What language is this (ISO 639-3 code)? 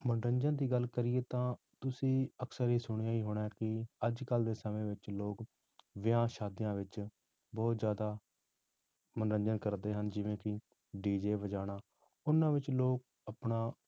pan